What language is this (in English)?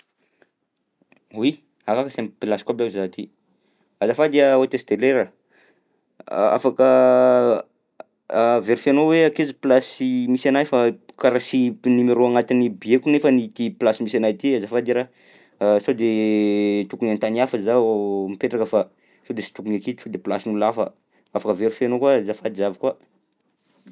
Southern Betsimisaraka Malagasy